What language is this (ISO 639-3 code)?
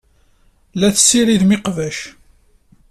kab